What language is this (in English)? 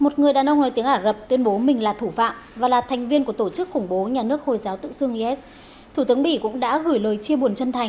Vietnamese